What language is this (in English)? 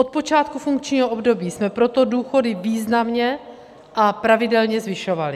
Czech